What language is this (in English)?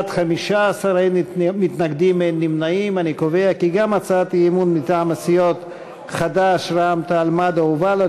Hebrew